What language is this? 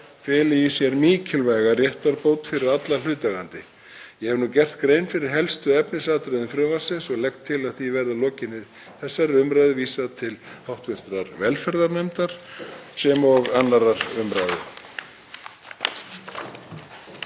Icelandic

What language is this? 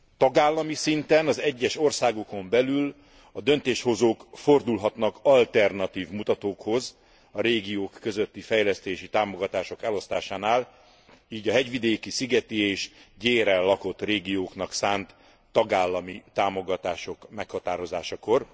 Hungarian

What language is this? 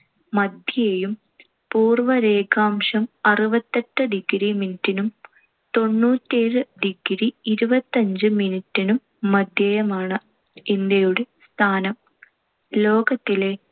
Malayalam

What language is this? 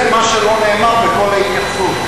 Hebrew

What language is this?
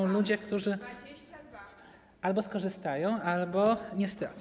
Polish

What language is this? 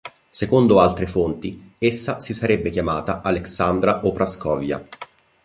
Italian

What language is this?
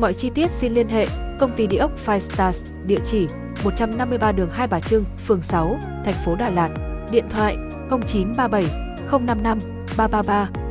Vietnamese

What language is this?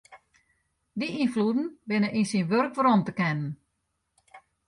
Western Frisian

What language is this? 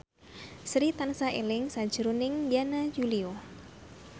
Javanese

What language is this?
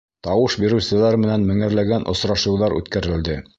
Bashkir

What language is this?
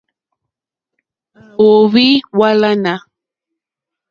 Mokpwe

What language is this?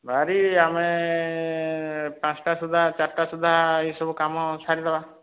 Odia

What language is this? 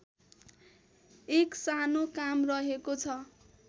Nepali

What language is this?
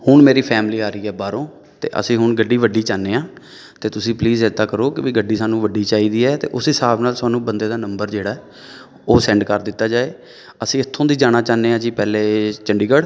Punjabi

